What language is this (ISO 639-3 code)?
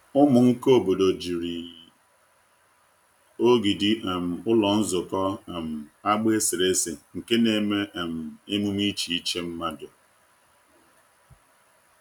ibo